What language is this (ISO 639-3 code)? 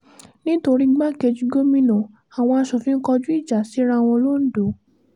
yor